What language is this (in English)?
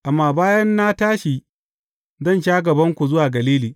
Hausa